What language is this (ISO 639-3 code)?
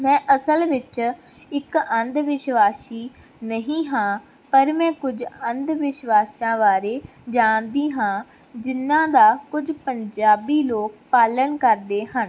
pan